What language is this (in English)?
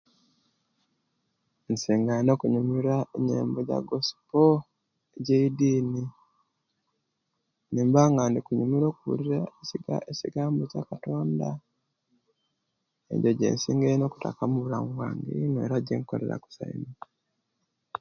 Kenyi